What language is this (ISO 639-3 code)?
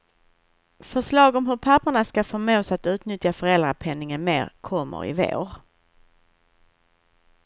swe